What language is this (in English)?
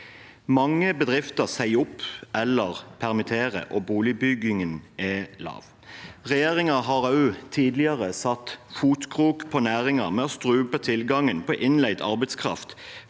Norwegian